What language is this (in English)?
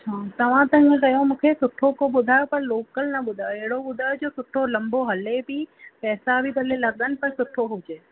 Sindhi